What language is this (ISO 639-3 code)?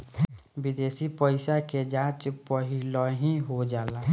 bho